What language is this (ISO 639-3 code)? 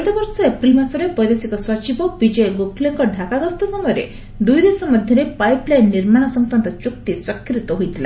ori